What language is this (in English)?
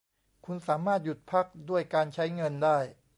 Thai